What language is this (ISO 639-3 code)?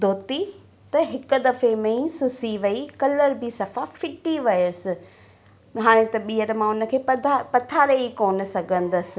snd